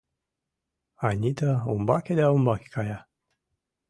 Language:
Mari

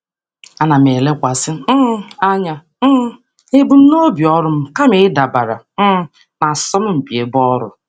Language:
Igbo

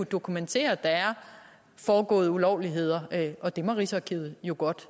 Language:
Danish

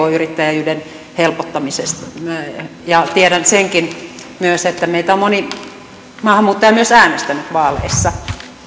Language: Finnish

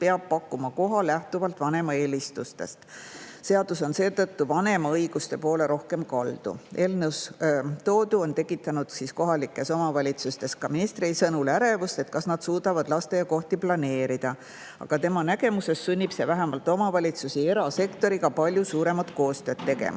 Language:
Estonian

